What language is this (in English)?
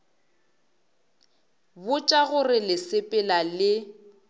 Northern Sotho